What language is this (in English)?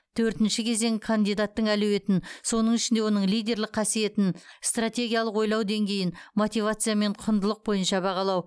Kazakh